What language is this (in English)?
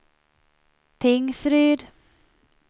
Swedish